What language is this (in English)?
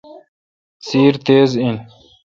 Kalkoti